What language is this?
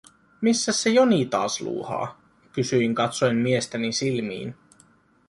Finnish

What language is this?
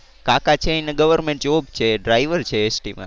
Gujarati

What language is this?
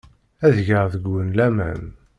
Kabyle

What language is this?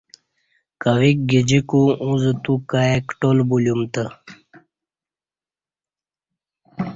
Kati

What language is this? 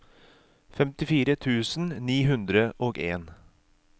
Norwegian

